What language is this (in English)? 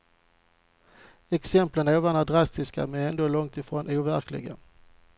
Swedish